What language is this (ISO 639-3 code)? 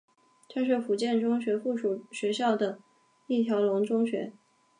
zho